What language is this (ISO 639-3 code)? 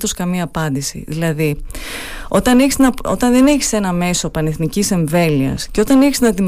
ell